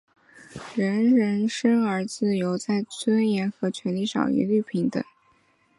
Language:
Chinese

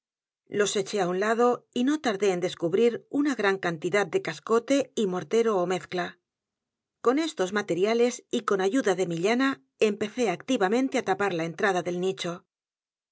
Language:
Spanish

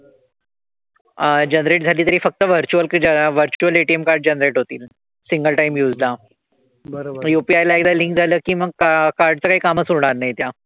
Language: Marathi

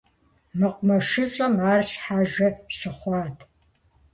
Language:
Kabardian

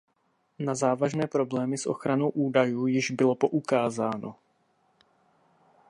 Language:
Czech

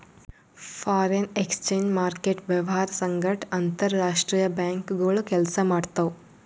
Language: Kannada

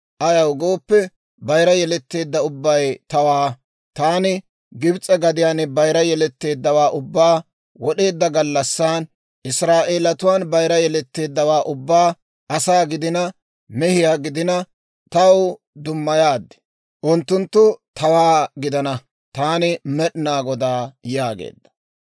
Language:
Dawro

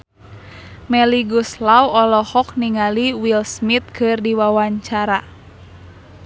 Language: Sundanese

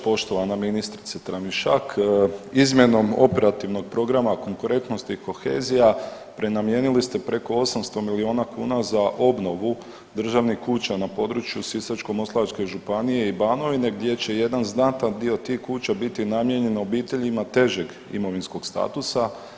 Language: Croatian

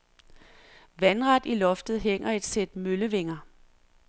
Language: Danish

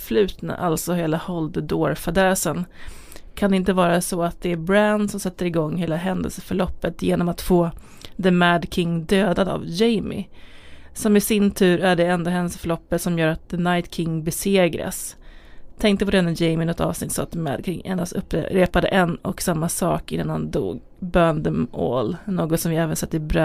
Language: Swedish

